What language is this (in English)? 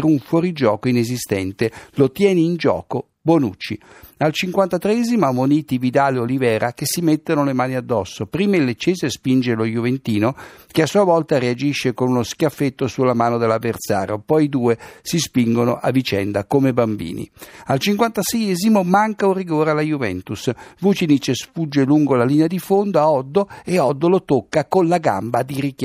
Italian